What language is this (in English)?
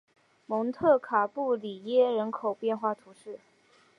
Chinese